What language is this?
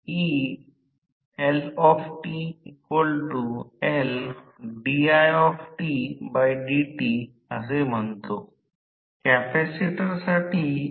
Marathi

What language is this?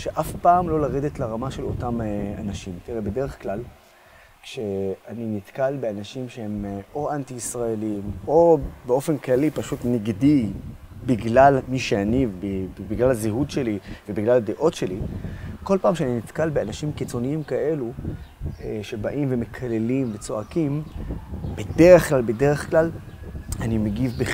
Hebrew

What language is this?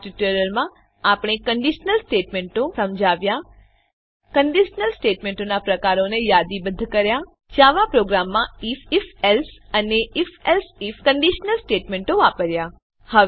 Gujarati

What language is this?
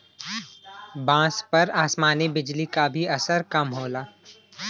Bhojpuri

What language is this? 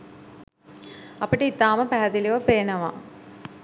Sinhala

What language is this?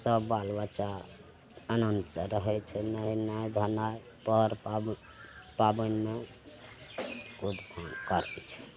Maithili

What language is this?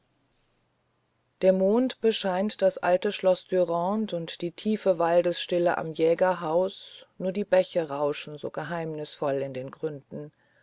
German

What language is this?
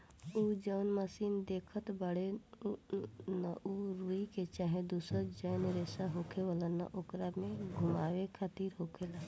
Bhojpuri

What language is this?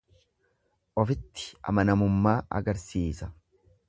Oromo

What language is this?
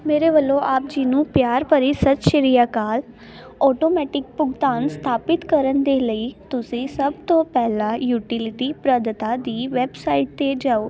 Punjabi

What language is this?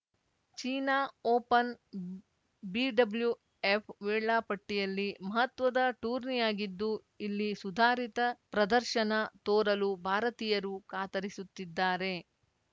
Kannada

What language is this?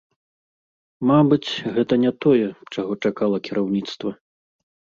Belarusian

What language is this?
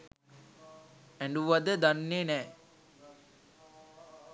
Sinhala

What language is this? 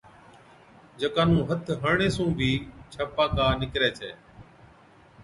Od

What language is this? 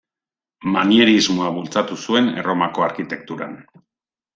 Basque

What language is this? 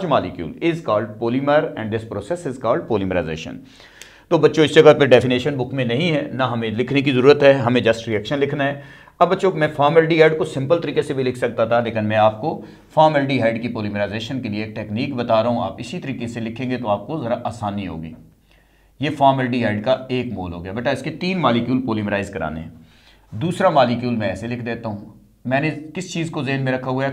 Hindi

